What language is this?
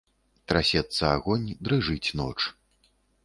Belarusian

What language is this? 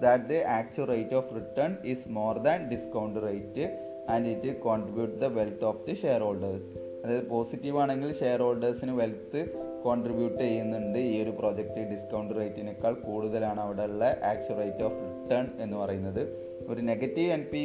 Malayalam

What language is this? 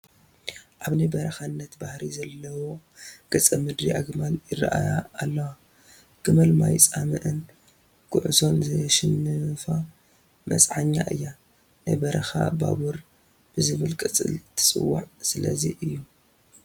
Tigrinya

